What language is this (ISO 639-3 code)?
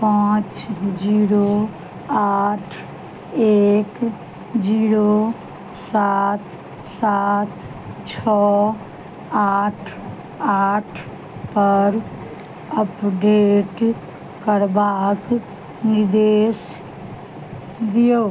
mai